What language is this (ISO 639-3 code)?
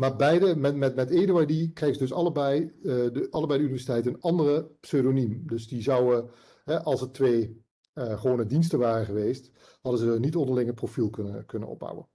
nld